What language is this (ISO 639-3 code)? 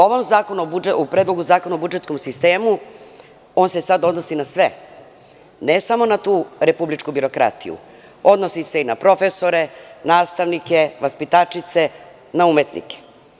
srp